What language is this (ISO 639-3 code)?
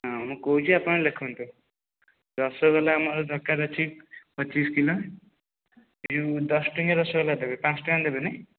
ori